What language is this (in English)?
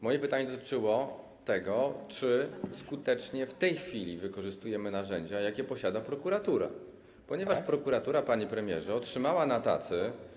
Polish